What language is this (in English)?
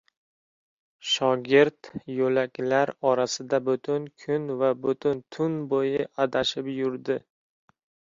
Uzbek